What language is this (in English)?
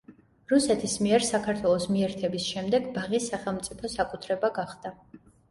Georgian